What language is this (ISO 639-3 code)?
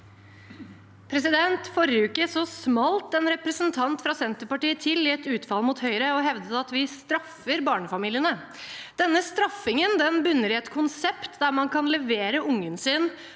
nor